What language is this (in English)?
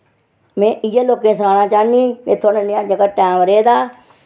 Dogri